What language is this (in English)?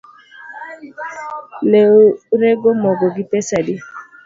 Luo (Kenya and Tanzania)